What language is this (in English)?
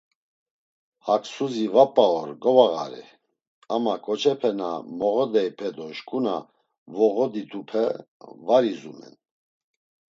Laz